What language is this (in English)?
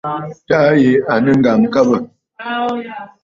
Bafut